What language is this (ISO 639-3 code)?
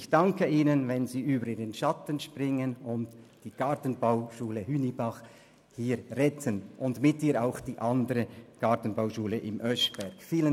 gsw